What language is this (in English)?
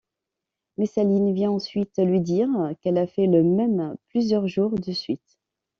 French